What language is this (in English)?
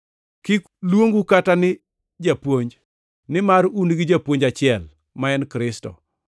Luo (Kenya and Tanzania)